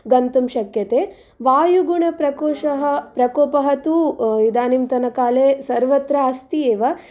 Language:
Sanskrit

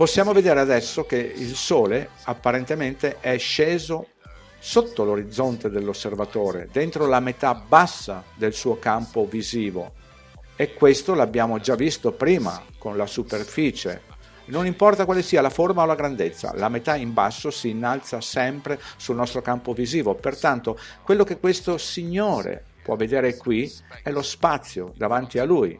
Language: Italian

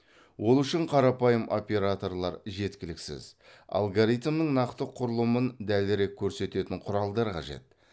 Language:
Kazakh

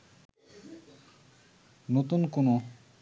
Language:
Bangla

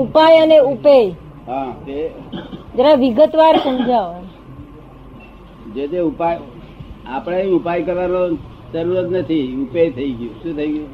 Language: Gujarati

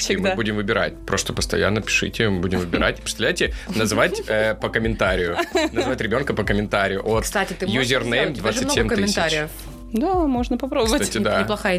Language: Russian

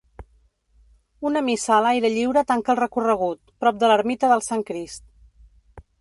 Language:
Catalan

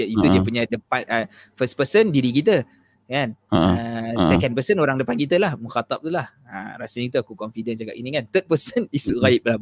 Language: Malay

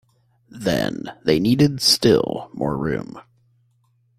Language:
English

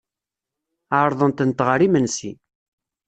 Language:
Kabyle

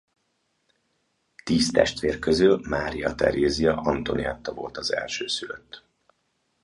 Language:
Hungarian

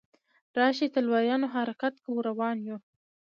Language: Pashto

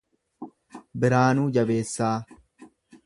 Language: Oromo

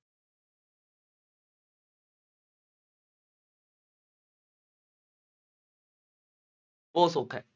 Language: Punjabi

